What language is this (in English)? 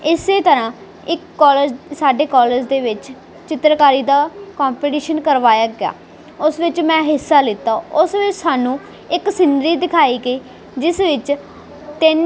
Punjabi